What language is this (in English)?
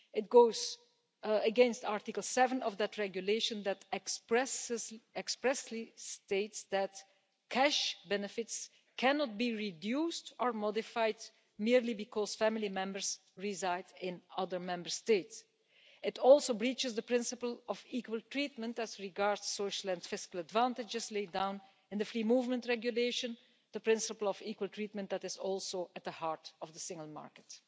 English